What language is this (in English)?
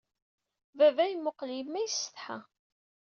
Kabyle